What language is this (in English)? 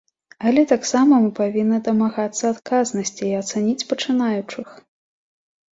Belarusian